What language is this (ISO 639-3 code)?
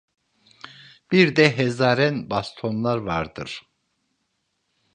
tur